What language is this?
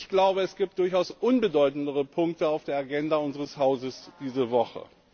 German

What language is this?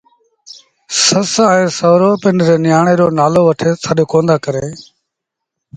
Sindhi Bhil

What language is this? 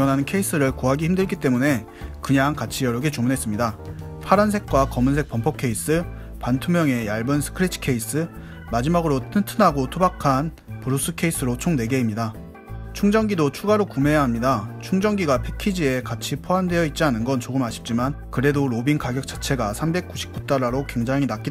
Korean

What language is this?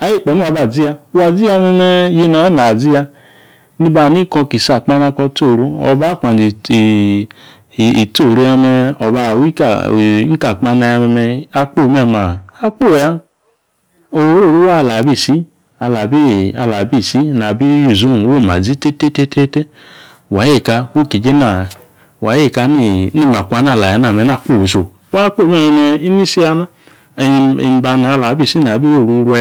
Yace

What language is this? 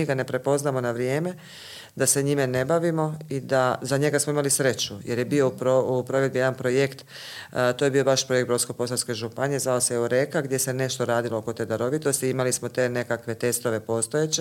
Croatian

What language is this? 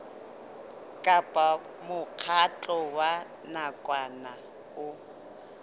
Southern Sotho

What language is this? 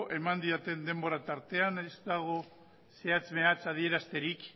Basque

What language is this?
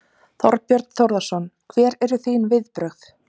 Icelandic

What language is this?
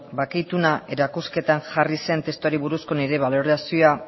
Basque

